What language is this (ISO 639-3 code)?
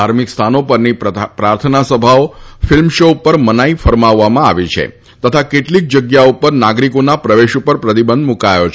guj